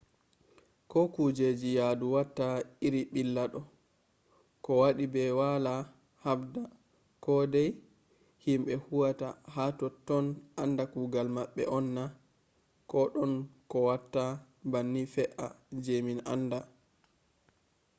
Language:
Fula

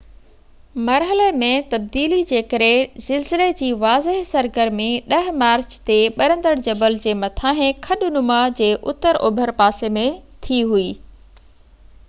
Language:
Sindhi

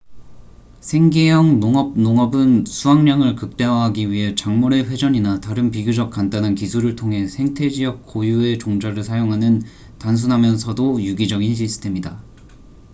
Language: Korean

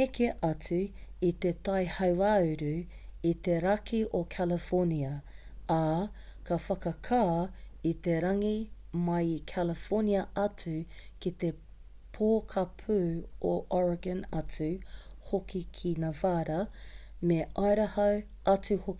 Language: Māori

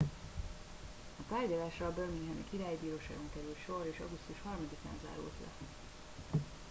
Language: Hungarian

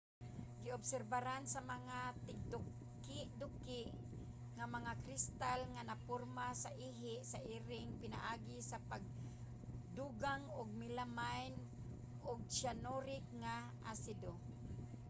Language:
Cebuano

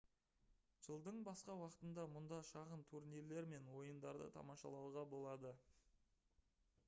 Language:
Kazakh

